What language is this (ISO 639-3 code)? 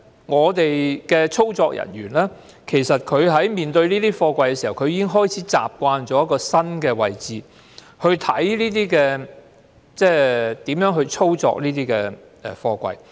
yue